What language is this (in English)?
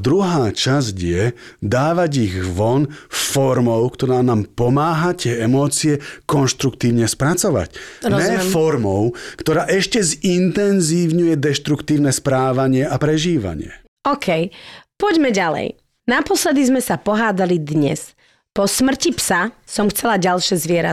Slovak